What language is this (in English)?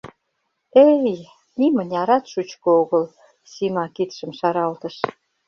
Mari